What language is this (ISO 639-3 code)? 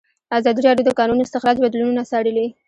pus